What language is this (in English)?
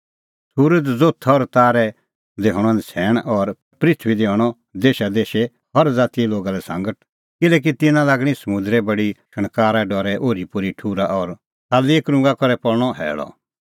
Kullu Pahari